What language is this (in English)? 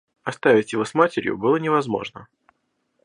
Russian